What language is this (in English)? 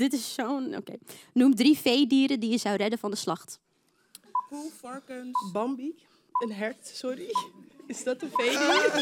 Dutch